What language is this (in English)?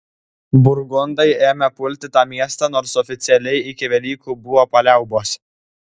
Lithuanian